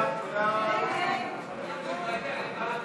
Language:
Hebrew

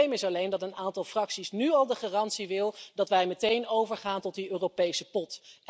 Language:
Dutch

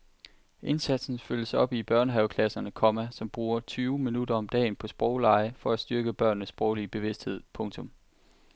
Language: Danish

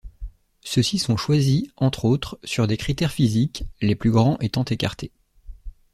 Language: French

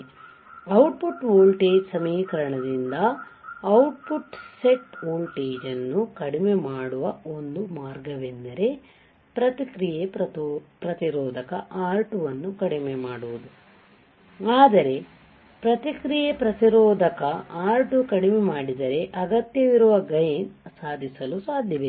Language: Kannada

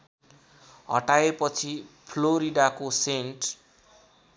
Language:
Nepali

